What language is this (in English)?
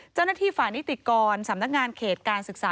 Thai